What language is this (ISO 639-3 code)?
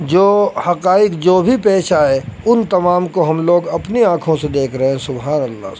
urd